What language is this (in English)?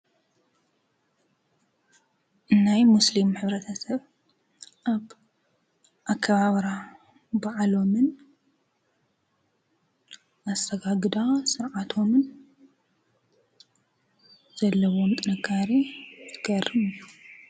Tigrinya